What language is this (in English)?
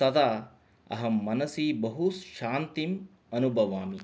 Sanskrit